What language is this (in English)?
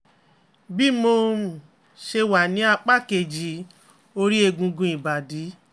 Yoruba